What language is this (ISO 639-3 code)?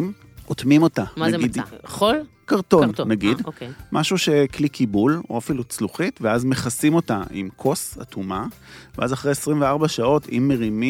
heb